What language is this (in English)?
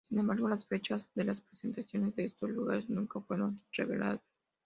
Spanish